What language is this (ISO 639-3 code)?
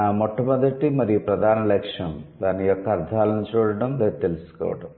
tel